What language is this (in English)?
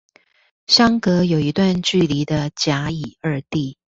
Chinese